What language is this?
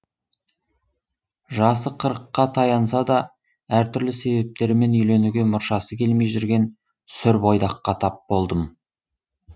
Kazakh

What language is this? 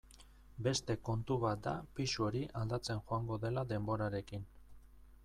Basque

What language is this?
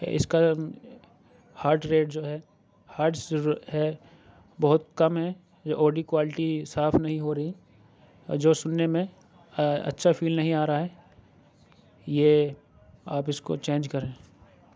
Urdu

